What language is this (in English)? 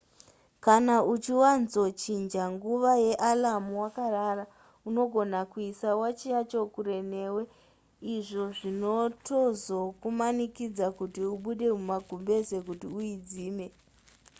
Shona